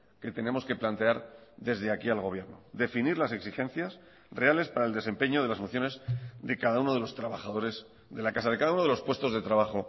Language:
Spanish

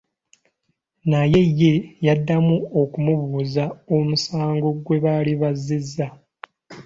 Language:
Ganda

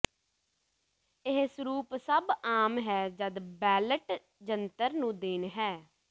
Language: Punjabi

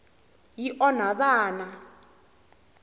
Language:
Tsonga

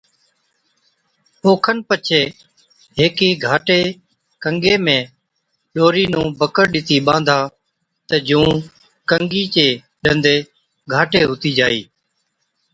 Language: Od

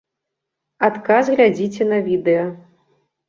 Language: Belarusian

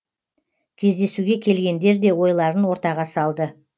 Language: Kazakh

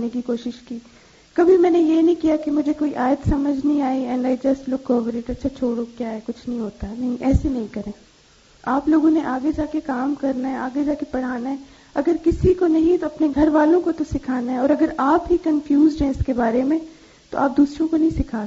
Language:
Urdu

